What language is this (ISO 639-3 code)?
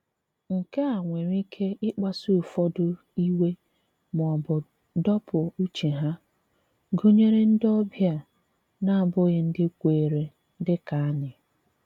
ibo